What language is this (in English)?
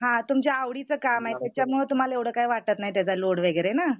Marathi